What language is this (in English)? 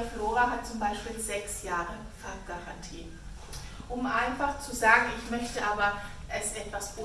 German